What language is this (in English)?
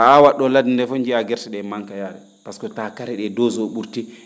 Fula